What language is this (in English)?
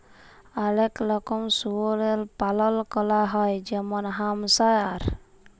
Bangla